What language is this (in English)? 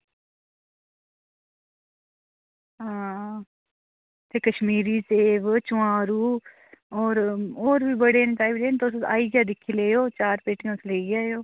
Dogri